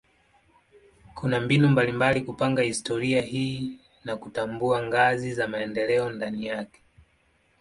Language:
Swahili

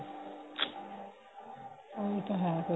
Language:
Punjabi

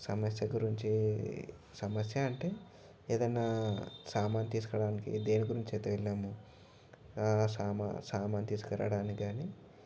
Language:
Telugu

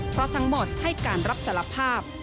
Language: Thai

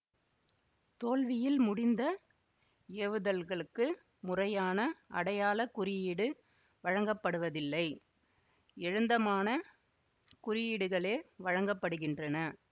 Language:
Tamil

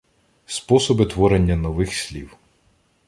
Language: Ukrainian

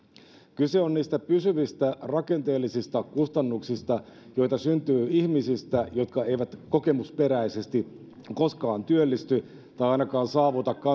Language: Finnish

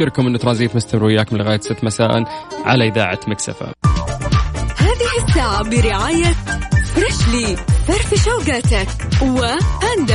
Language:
Arabic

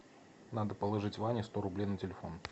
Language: Russian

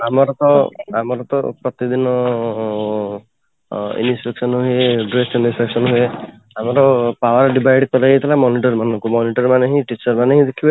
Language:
Odia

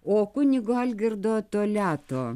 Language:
Lithuanian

